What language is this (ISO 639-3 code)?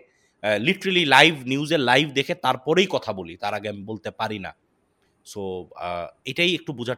ben